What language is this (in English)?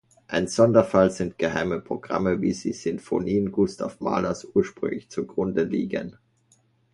German